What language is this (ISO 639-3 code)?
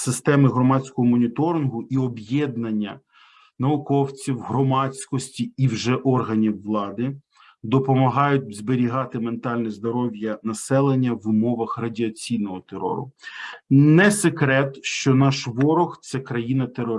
ukr